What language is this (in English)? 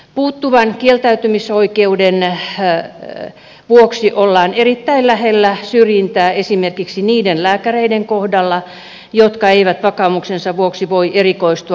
Finnish